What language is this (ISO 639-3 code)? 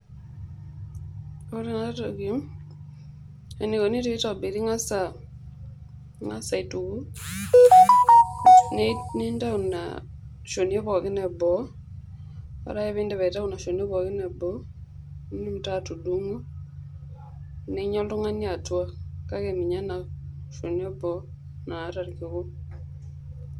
mas